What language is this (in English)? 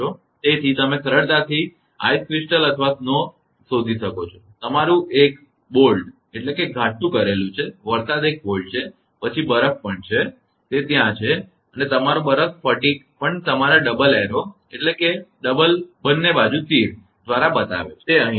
Gujarati